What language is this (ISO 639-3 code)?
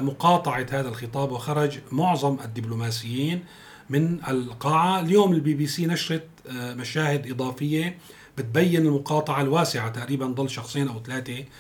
ara